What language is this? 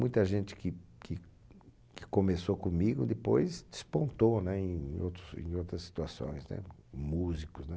Portuguese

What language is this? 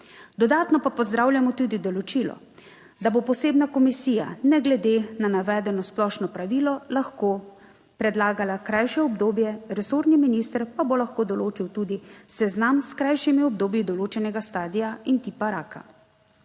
Slovenian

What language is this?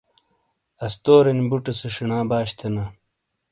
Shina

